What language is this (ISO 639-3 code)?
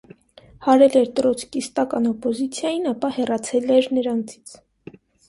hye